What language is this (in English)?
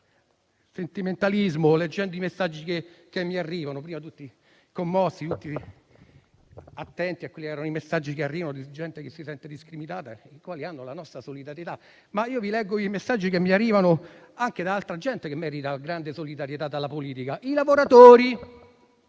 Italian